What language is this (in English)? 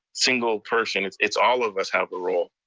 English